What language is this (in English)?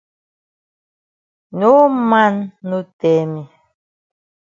Cameroon Pidgin